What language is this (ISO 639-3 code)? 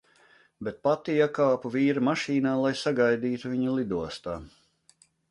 lav